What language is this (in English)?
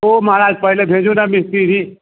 Maithili